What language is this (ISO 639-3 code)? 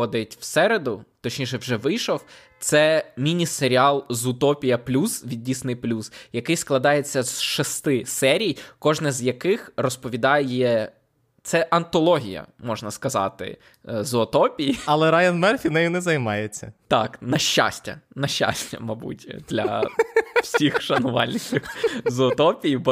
ukr